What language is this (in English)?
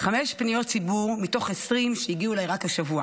Hebrew